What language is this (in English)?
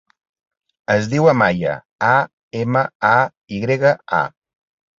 Catalan